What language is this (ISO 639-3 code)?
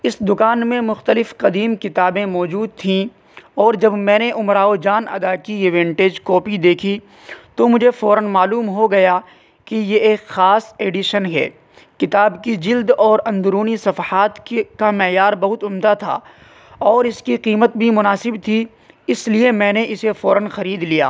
urd